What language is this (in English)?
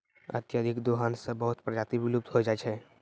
Maithili